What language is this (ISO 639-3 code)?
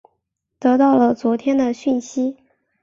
zho